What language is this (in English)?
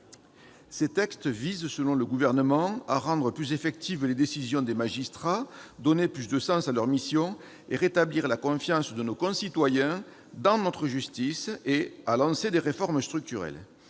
French